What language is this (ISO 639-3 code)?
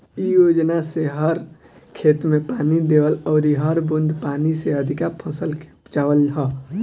bho